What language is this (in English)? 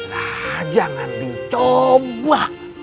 Indonesian